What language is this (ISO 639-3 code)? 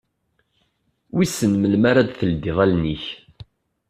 kab